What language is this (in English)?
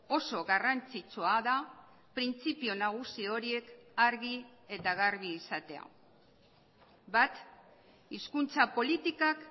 Basque